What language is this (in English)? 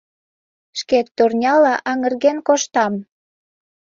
Mari